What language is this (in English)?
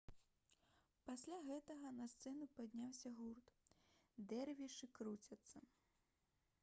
Belarusian